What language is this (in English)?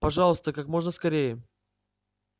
Russian